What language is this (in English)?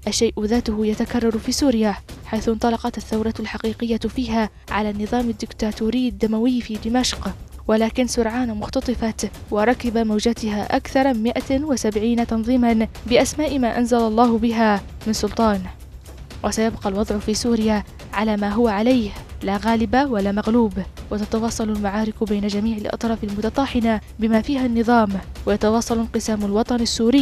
Arabic